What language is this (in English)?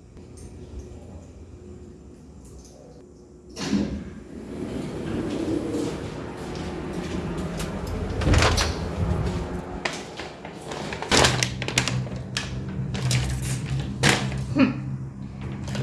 Portuguese